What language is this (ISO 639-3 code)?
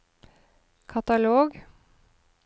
nor